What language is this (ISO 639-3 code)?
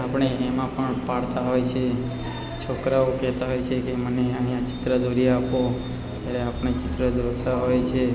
guj